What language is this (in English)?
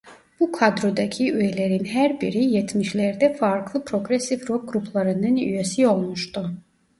Turkish